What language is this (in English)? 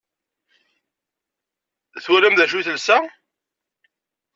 Kabyle